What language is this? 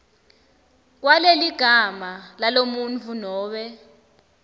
Swati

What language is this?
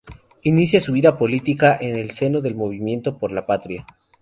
Spanish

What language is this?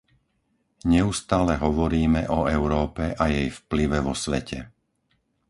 Slovak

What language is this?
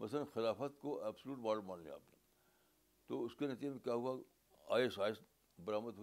Urdu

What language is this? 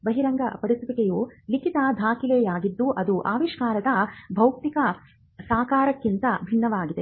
Kannada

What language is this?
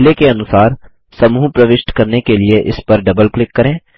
Hindi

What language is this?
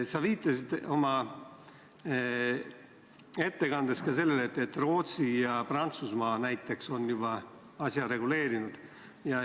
Estonian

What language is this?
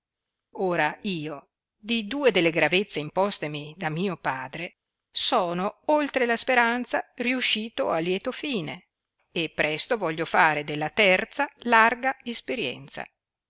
Italian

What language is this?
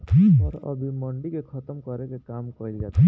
Bhojpuri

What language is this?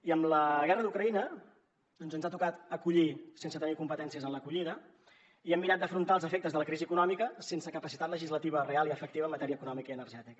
Catalan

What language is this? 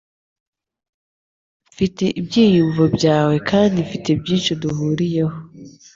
Kinyarwanda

